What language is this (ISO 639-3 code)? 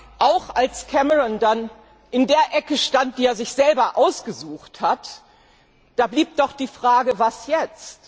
deu